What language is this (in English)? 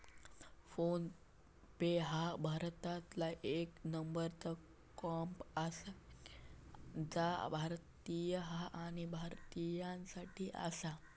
Marathi